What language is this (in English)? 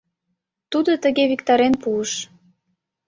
Mari